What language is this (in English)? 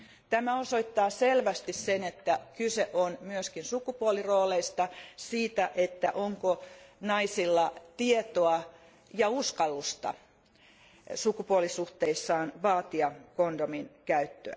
Finnish